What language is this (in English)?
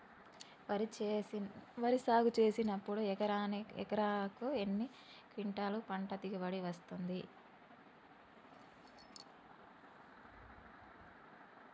Telugu